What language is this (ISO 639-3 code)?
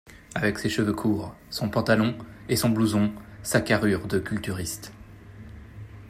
fra